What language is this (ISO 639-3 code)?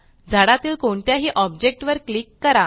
mar